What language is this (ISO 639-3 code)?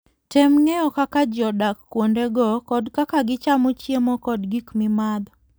luo